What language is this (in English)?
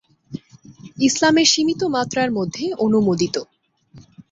Bangla